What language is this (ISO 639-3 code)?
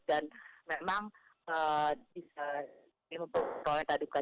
ind